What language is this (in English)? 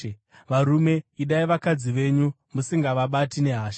Shona